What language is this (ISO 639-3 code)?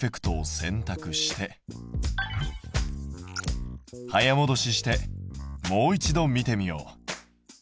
jpn